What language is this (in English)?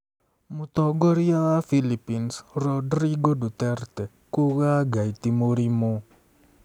Kikuyu